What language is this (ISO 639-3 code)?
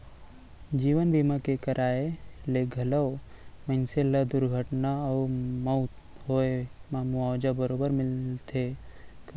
hne